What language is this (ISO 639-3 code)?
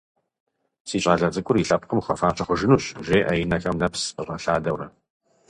kbd